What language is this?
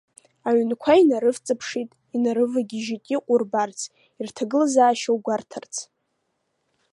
Abkhazian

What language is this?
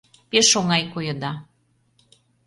Mari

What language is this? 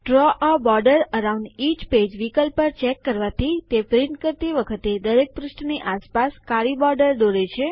Gujarati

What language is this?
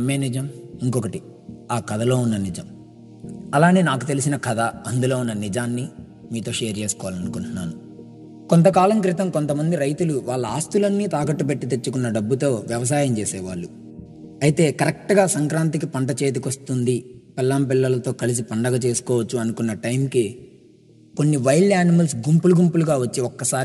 Telugu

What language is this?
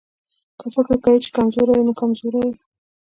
Pashto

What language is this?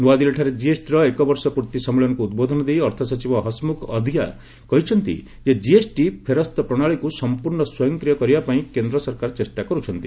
Odia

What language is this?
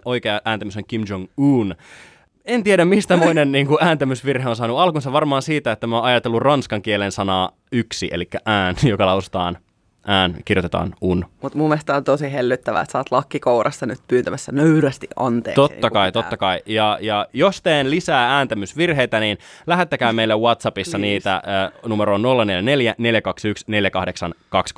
Finnish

